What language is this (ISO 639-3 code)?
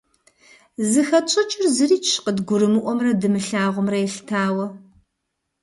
kbd